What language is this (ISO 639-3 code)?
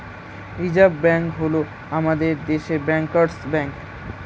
ben